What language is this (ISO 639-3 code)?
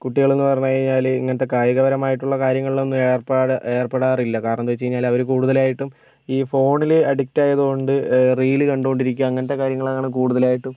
mal